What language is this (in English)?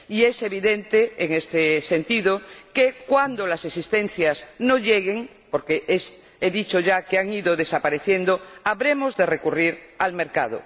Spanish